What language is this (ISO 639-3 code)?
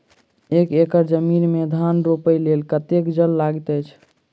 mai